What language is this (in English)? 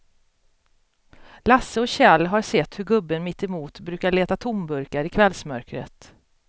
Swedish